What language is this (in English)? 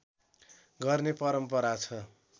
Nepali